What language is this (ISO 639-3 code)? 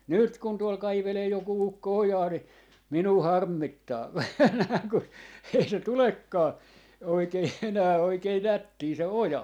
fin